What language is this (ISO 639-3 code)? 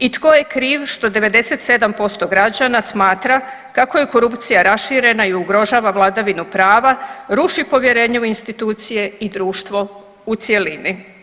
hrv